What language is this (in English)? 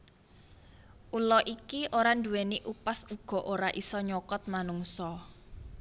Javanese